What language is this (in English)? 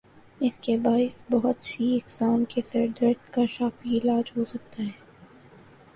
Urdu